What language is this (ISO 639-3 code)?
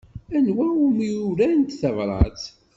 kab